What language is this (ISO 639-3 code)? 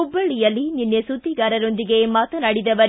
kan